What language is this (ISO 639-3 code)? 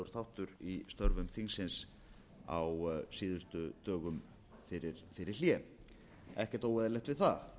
isl